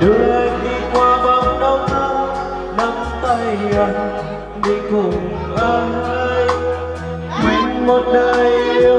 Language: Vietnamese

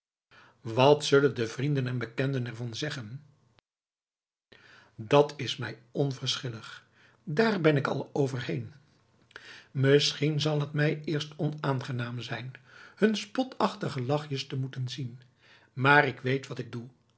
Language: Dutch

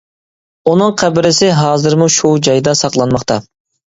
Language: Uyghur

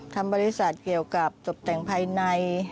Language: Thai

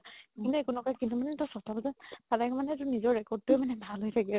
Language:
Assamese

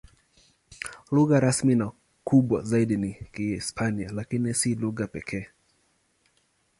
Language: Swahili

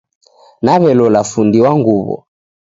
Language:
Taita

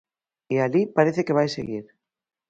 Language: Galician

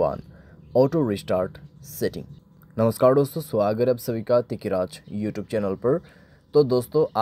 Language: Hindi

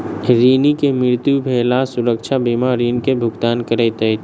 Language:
Maithili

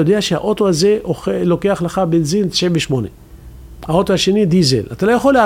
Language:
Hebrew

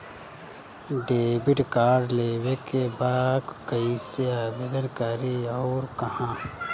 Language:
Bhojpuri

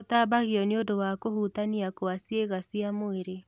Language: Kikuyu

